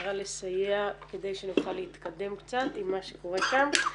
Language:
Hebrew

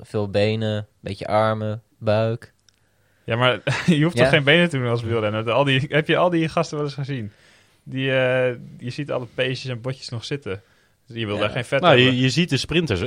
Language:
Dutch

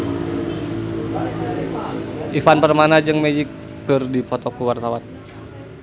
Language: Sundanese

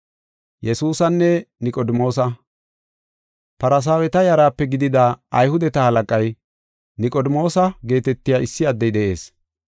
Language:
Gofa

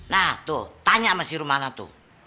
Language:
Indonesian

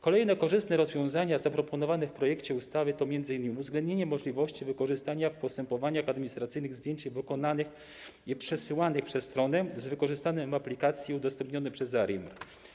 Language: Polish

